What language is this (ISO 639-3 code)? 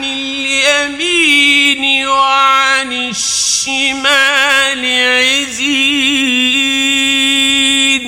ara